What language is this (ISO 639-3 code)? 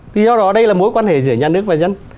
vie